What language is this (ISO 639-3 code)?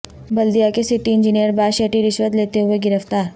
urd